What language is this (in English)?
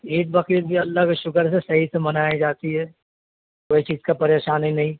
Urdu